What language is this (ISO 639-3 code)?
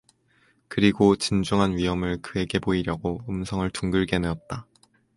kor